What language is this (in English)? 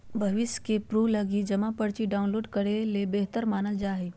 Magahi